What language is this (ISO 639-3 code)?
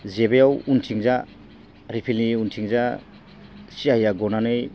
brx